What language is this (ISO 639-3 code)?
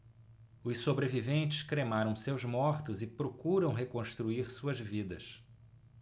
por